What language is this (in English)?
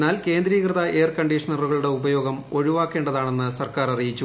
Malayalam